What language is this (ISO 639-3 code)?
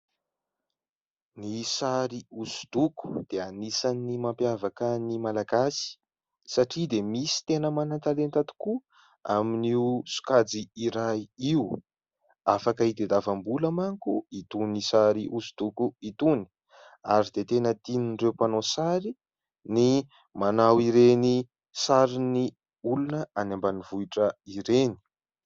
mlg